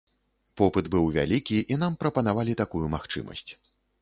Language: Belarusian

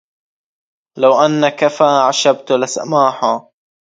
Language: Arabic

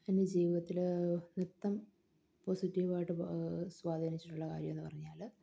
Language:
Malayalam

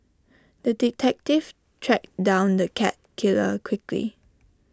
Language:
English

